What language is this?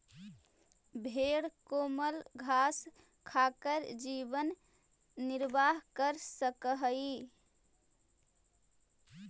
Magahi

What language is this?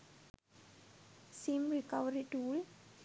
Sinhala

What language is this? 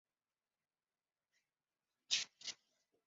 Chinese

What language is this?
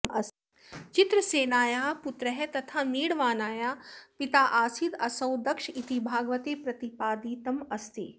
Sanskrit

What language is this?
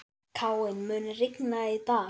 Icelandic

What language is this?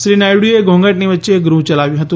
Gujarati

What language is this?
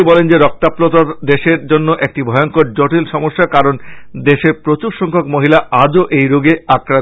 Bangla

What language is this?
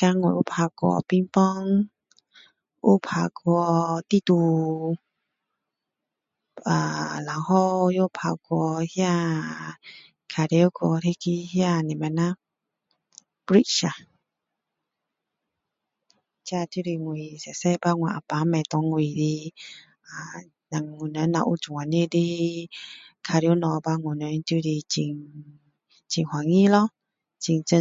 Min Dong Chinese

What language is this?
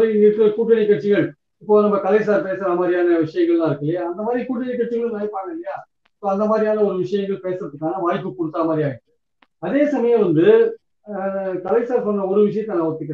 Romanian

